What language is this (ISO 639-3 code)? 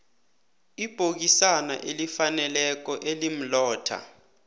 nbl